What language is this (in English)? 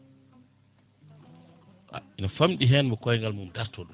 Fula